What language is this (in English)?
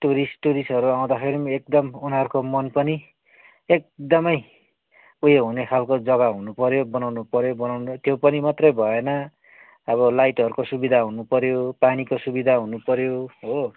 Nepali